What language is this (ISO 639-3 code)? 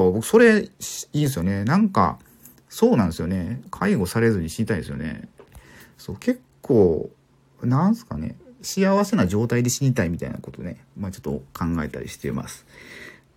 jpn